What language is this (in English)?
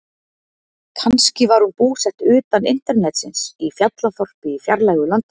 Icelandic